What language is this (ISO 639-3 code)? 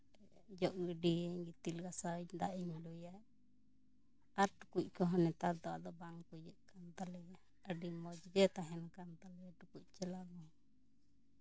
sat